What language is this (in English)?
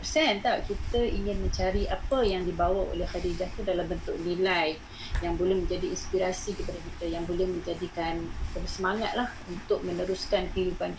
Malay